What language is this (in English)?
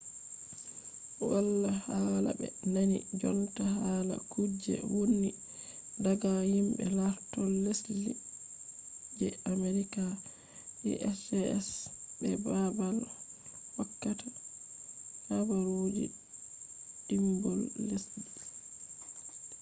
Fula